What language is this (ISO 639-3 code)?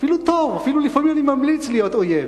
heb